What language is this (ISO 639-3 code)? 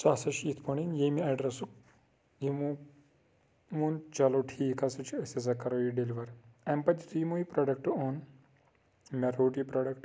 kas